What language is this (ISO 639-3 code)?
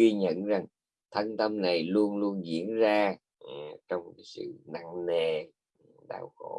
vie